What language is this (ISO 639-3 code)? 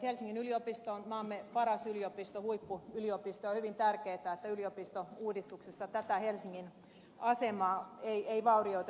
fin